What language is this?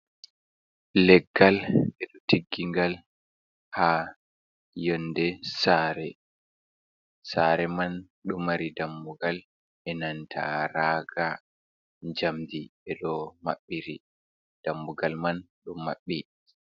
Fula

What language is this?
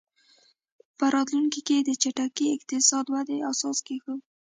Pashto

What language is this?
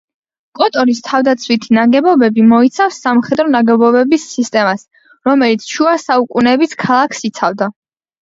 Georgian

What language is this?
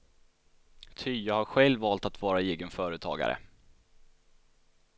Swedish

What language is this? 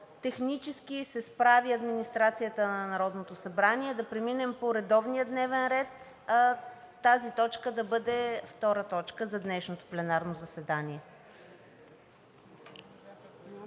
Bulgarian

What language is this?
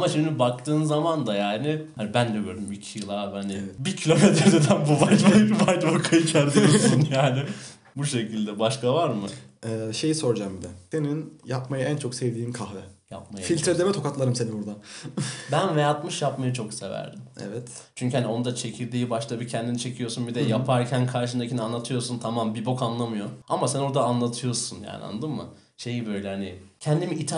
Turkish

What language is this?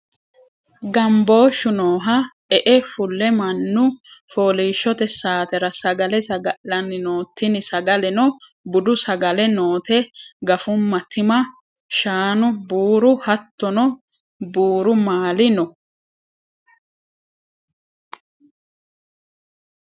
Sidamo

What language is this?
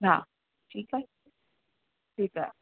Sindhi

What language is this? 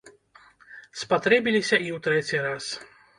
Belarusian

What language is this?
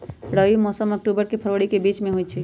Magahi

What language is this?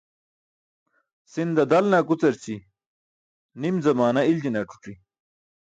Burushaski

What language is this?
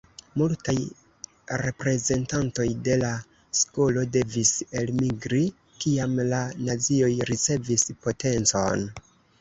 Esperanto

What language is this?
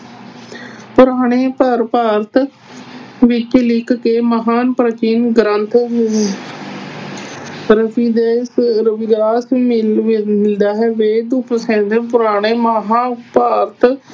Punjabi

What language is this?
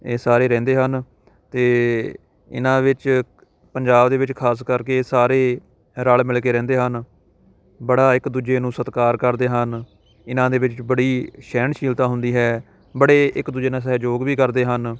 Punjabi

